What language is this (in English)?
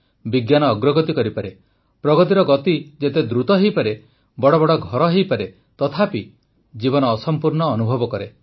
Odia